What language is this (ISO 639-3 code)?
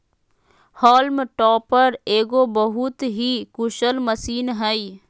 mag